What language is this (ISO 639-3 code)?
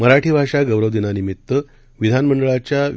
mar